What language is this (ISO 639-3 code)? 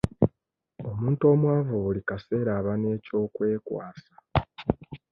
lug